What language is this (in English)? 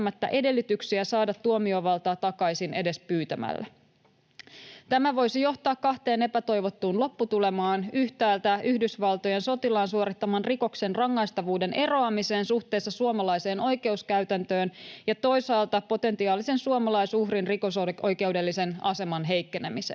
Finnish